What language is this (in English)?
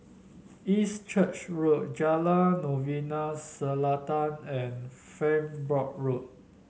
English